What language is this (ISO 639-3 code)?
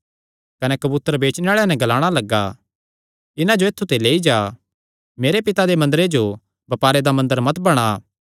xnr